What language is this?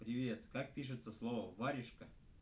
Russian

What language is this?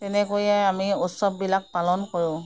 Assamese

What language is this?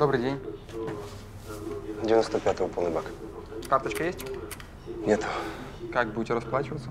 Russian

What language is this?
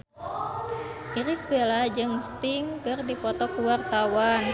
Sundanese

